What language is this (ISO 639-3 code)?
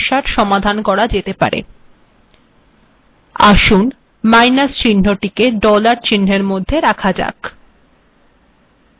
ben